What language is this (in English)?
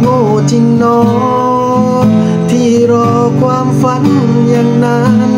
Thai